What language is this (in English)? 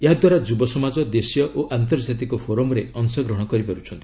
Odia